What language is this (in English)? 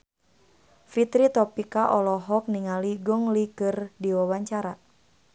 Sundanese